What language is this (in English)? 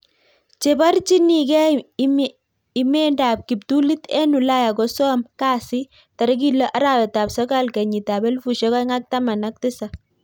Kalenjin